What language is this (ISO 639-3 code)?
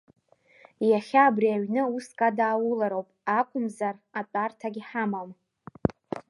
abk